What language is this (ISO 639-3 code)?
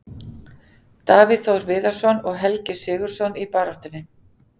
isl